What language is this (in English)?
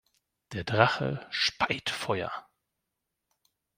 German